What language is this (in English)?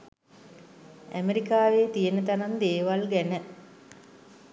Sinhala